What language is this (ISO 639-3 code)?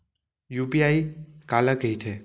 hne